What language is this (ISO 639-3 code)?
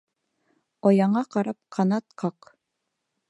bak